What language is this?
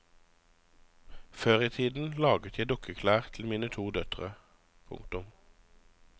Norwegian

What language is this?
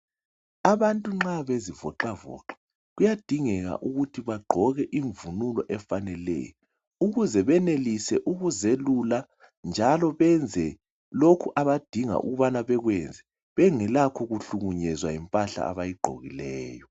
North Ndebele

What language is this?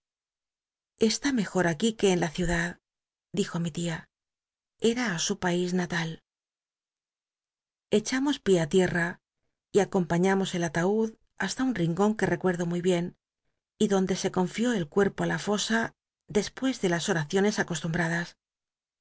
Spanish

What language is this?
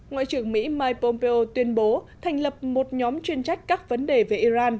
Vietnamese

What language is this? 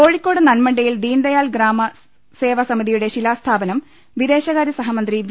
Malayalam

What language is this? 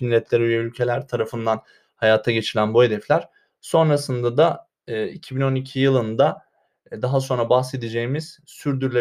Turkish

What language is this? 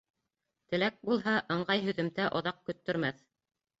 Bashkir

